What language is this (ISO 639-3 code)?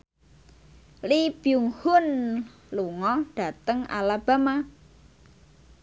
jav